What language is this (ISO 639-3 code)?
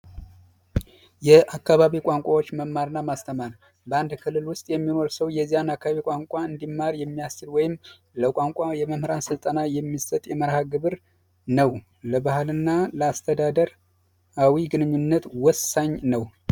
amh